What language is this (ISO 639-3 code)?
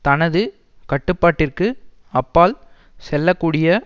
tam